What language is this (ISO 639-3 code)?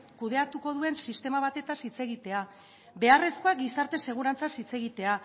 eus